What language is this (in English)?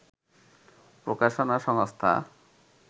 Bangla